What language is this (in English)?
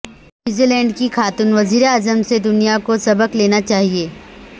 Urdu